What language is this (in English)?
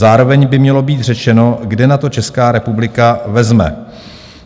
Czech